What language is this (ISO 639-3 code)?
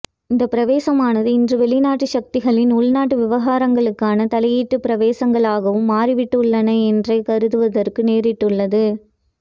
tam